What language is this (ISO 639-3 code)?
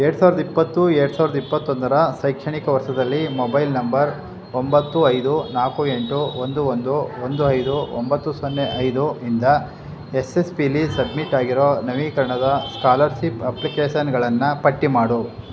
kan